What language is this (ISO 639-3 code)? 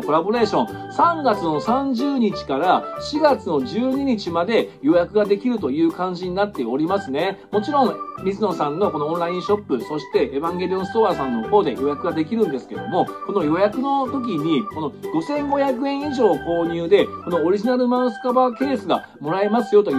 jpn